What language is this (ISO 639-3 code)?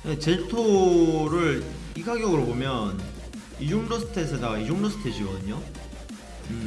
kor